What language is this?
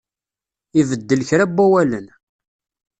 Kabyle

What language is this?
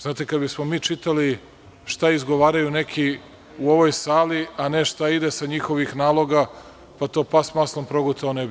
Serbian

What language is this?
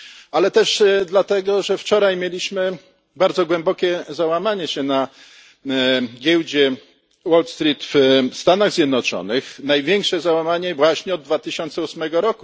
Polish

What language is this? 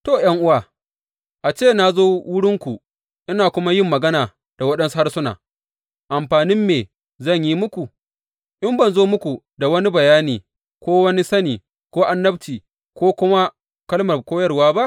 Hausa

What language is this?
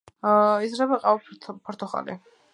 Georgian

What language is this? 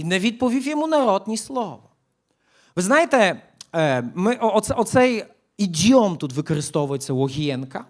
Ukrainian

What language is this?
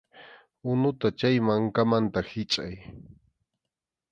Arequipa-La Unión Quechua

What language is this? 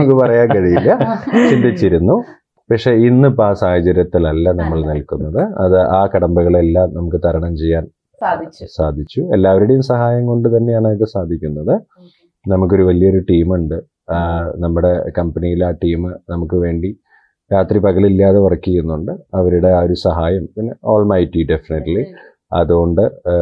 Malayalam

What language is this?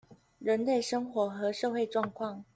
Chinese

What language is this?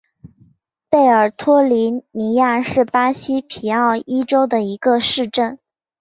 Chinese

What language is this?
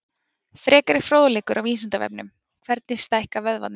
Icelandic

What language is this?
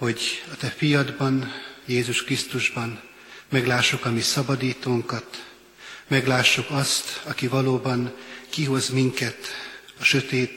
Hungarian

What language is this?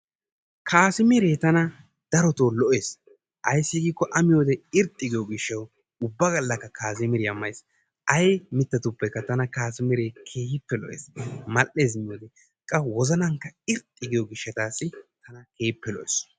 Wolaytta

